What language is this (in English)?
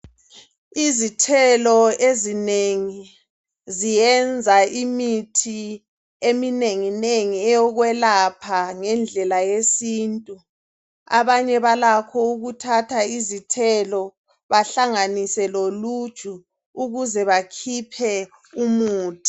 North Ndebele